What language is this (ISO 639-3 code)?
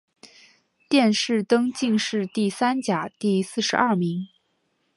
zho